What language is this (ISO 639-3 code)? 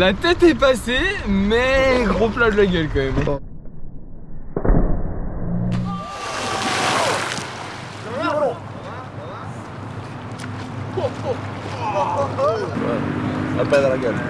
fra